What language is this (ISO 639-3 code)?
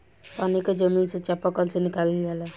bho